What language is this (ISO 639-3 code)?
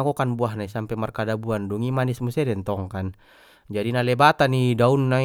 btm